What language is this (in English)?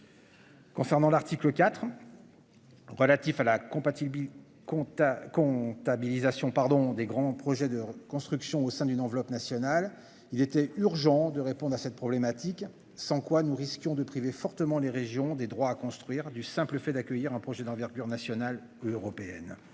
French